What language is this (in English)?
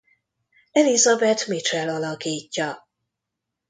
Hungarian